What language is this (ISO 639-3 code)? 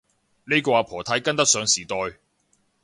yue